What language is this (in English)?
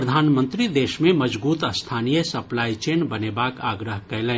Maithili